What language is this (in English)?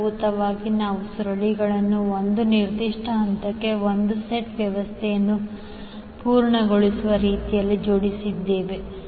Kannada